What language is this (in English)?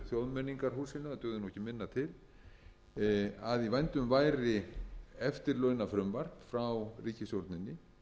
Icelandic